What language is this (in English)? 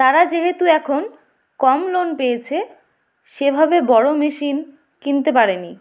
Bangla